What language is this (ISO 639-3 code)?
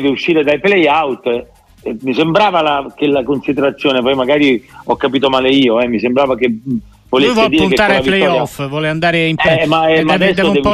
ita